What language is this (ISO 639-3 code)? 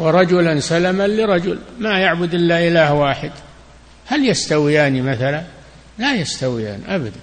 ara